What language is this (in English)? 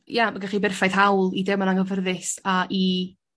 Welsh